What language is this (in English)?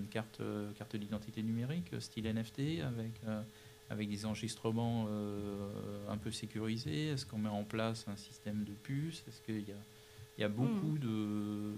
French